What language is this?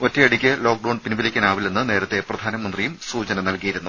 Malayalam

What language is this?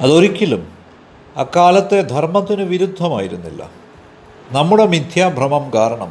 Malayalam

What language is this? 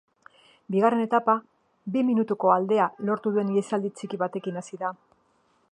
Basque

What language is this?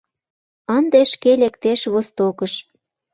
Mari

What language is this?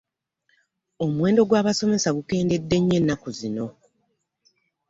Ganda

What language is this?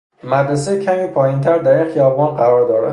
Persian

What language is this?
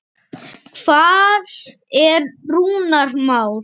Icelandic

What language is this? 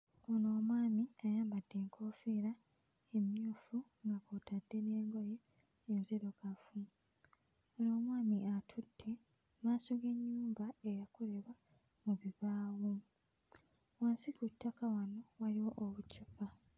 Ganda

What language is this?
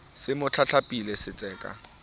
Southern Sotho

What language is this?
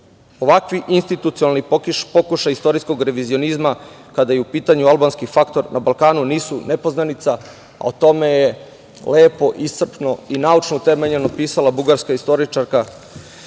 Serbian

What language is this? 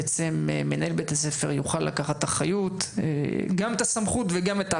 Hebrew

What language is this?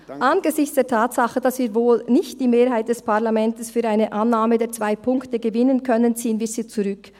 Swiss German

